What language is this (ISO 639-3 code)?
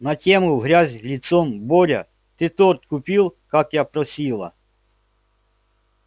rus